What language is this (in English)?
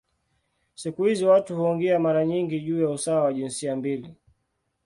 Swahili